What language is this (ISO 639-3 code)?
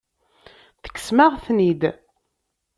kab